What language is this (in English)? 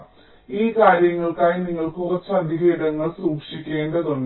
Malayalam